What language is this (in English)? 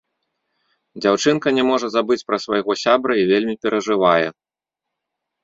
Belarusian